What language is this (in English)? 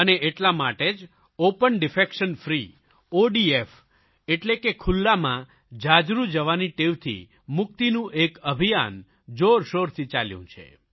Gujarati